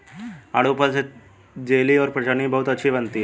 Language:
Hindi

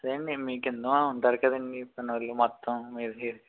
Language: Telugu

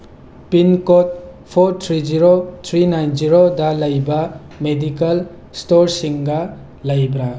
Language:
Manipuri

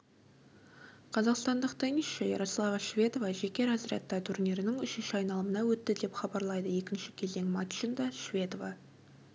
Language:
Kazakh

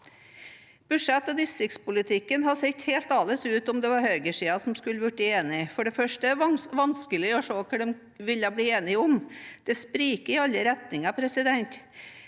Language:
Norwegian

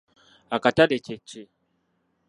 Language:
Ganda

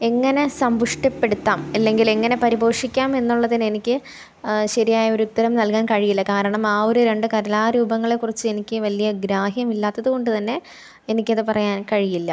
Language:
Malayalam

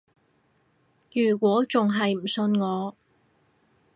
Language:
Cantonese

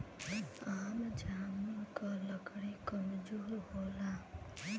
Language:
Bhojpuri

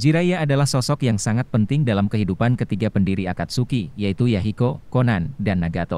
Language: Indonesian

